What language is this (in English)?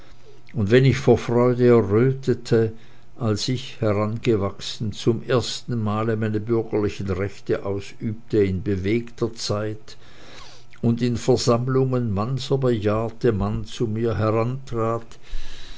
German